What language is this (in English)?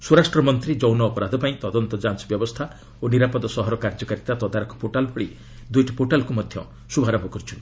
Odia